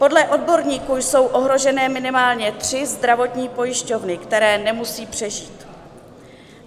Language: Czech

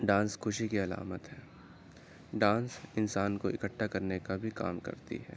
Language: Urdu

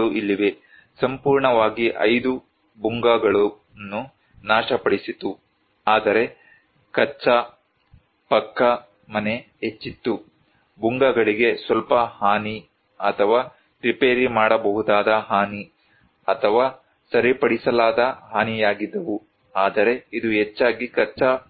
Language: Kannada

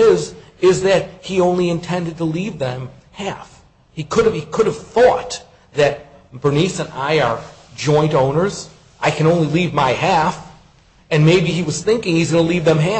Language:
English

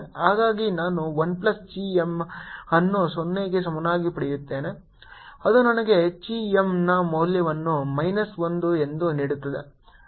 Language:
Kannada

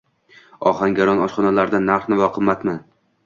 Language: Uzbek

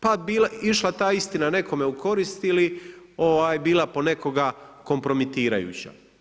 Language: Croatian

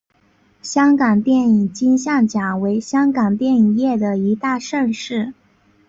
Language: Chinese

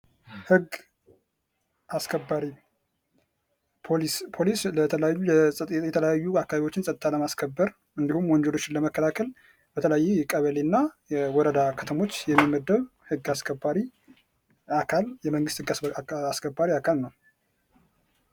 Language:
Amharic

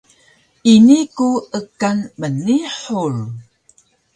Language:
Taroko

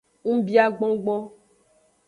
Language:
Aja (Benin)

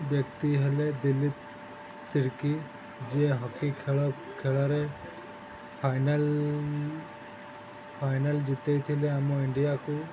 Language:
Odia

